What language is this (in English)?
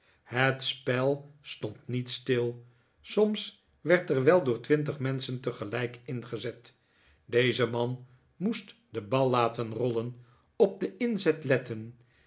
Dutch